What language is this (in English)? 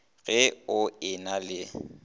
Northern Sotho